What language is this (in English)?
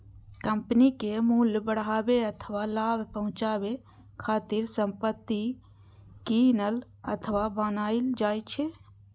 Maithili